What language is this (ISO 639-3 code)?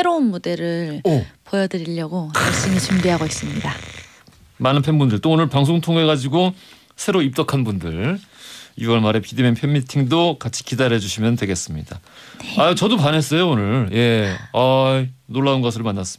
kor